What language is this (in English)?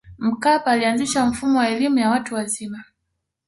Swahili